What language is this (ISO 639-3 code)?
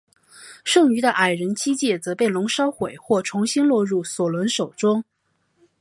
zho